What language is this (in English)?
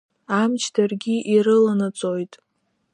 Abkhazian